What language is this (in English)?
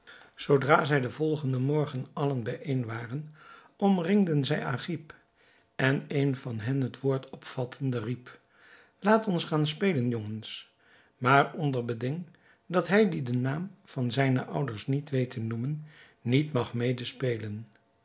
Dutch